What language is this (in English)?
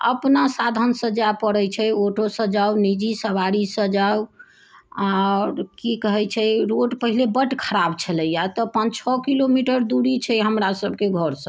Maithili